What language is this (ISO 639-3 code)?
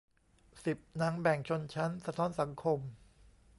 tha